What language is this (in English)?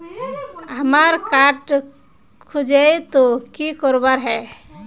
Magahi